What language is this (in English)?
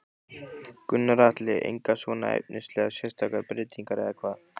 Icelandic